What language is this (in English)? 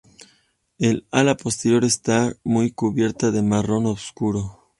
Spanish